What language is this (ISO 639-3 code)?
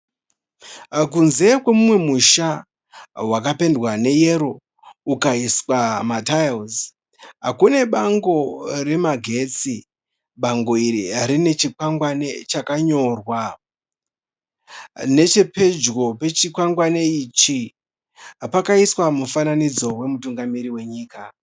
sna